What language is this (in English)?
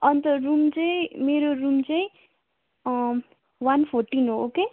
Nepali